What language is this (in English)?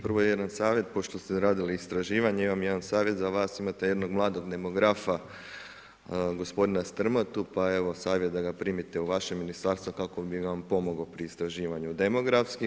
Croatian